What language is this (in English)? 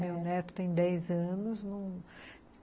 Portuguese